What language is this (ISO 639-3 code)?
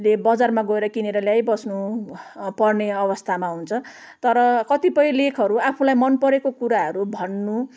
nep